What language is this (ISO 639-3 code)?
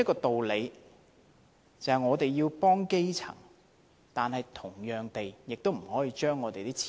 yue